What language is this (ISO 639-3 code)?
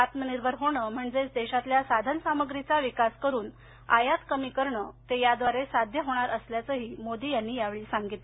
mar